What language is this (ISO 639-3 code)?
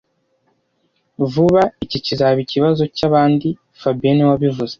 kin